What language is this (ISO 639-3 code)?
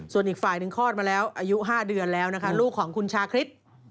tha